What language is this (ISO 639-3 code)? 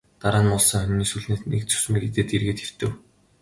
mon